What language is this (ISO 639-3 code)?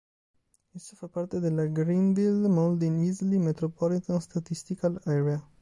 ita